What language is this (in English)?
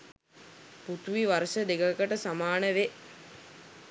Sinhala